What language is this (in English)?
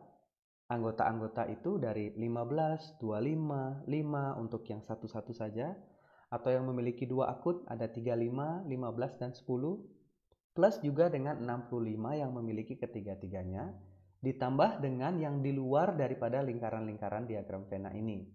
Indonesian